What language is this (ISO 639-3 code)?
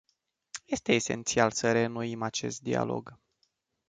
ron